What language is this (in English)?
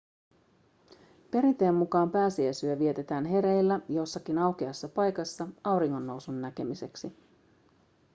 Finnish